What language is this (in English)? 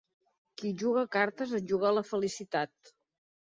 Catalan